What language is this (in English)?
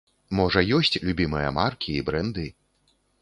Belarusian